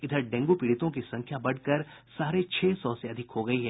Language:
Hindi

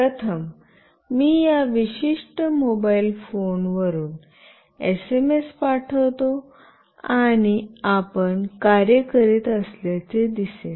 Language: Marathi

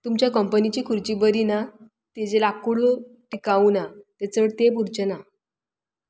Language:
Konkani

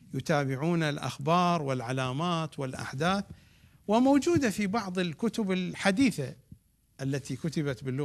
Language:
Arabic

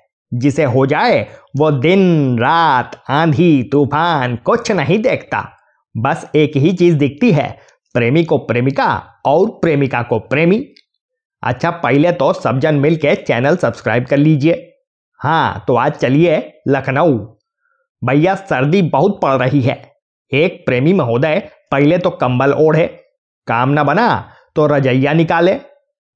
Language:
Hindi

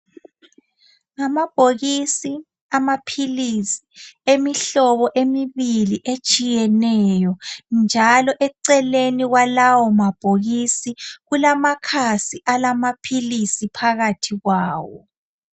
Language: North Ndebele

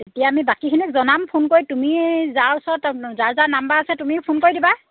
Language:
Assamese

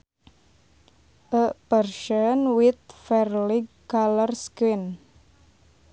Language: Sundanese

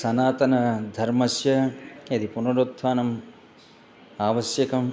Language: Sanskrit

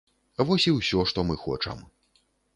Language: Belarusian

